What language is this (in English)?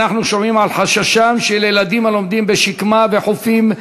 Hebrew